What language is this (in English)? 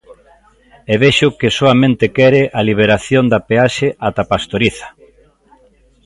Galician